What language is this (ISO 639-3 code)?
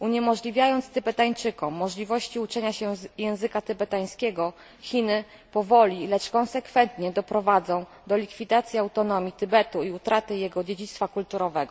pol